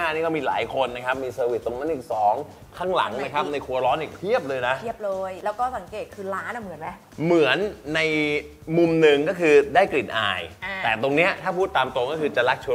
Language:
Thai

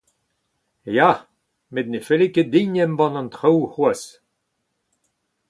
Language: Breton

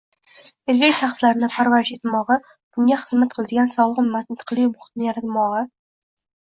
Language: Uzbek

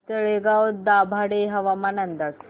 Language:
Marathi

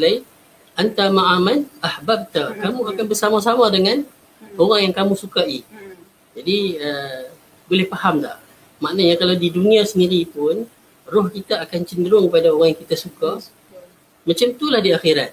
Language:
Malay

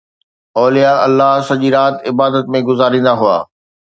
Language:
Sindhi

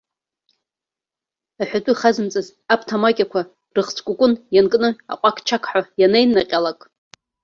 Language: Abkhazian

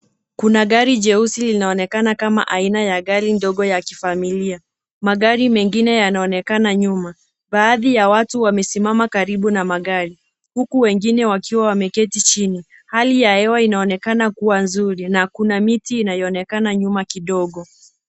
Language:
Swahili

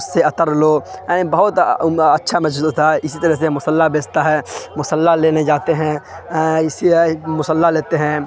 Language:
Urdu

